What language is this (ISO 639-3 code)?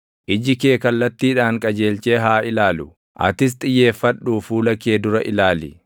orm